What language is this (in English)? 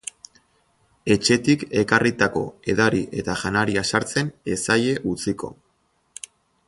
Basque